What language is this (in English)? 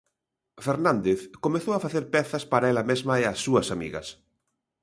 Galician